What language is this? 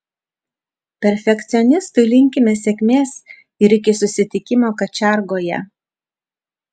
Lithuanian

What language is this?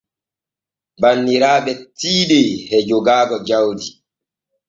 Borgu Fulfulde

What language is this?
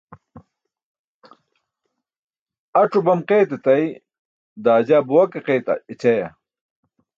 Burushaski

